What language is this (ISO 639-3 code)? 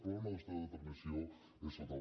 cat